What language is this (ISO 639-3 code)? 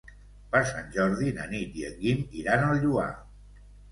cat